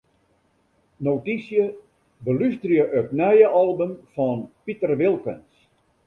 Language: Western Frisian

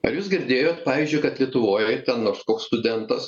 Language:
Lithuanian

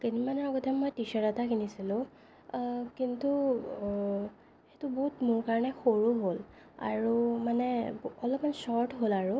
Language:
Assamese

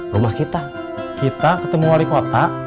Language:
Indonesian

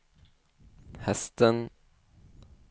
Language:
Swedish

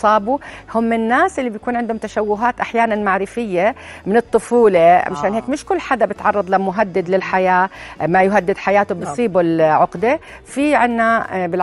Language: Arabic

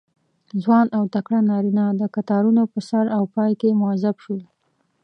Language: Pashto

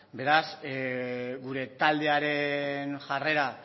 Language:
Basque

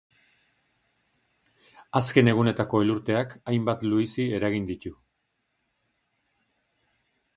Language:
Basque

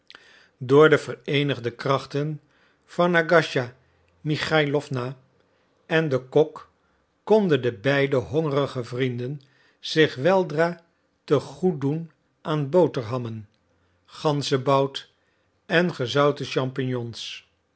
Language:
Dutch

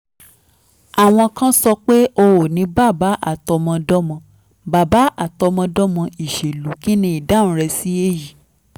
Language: Yoruba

